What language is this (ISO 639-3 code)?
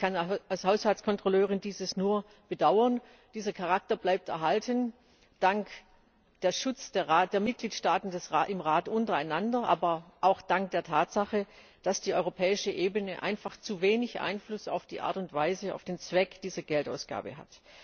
deu